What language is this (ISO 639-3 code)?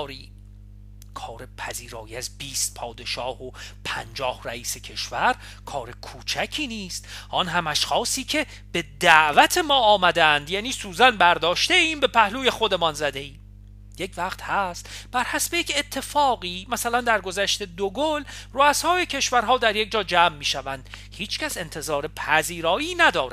fas